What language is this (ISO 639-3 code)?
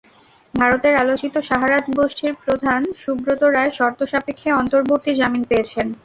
ben